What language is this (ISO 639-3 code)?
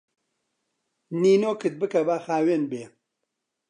ckb